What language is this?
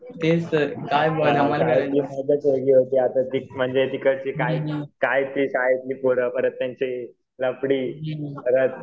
Marathi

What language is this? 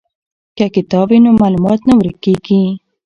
Pashto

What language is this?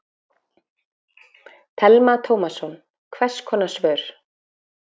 Icelandic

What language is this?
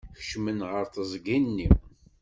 Kabyle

